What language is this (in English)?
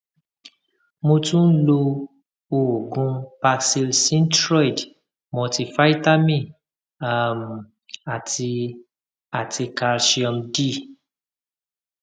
Yoruba